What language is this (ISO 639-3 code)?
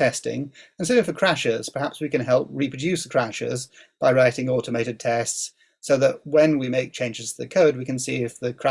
eng